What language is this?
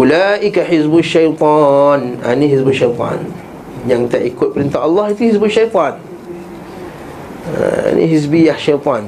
Malay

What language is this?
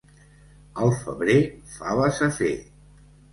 Catalan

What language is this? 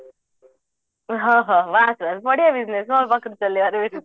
Odia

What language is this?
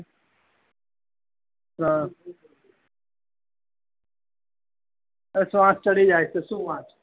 Gujarati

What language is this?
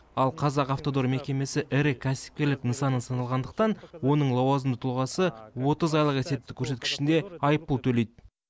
Kazakh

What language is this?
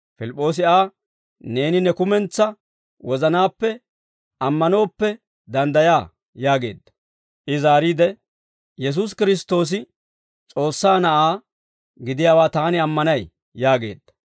Dawro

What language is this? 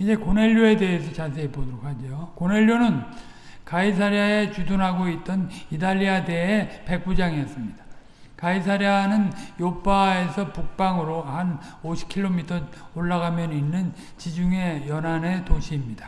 Korean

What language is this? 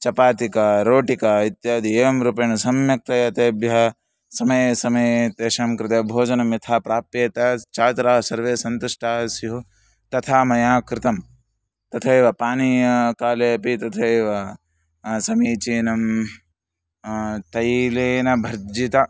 Sanskrit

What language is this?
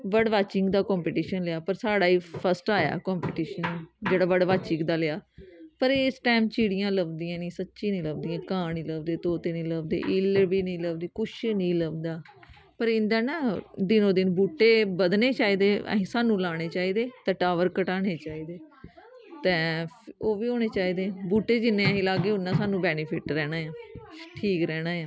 Dogri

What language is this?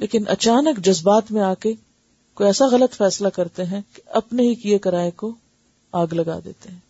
Urdu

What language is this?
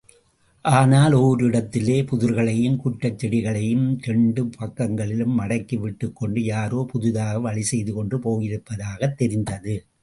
Tamil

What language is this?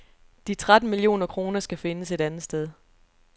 Danish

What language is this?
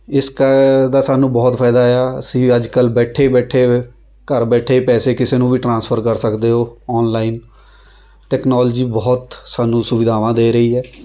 Punjabi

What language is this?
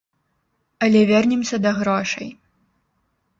Belarusian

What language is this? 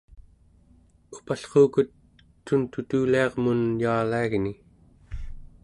Central Yupik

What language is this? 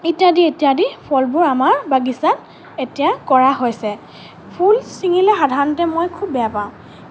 Assamese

